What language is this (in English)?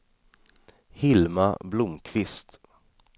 Swedish